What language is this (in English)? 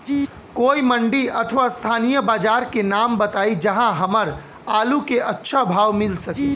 Bhojpuri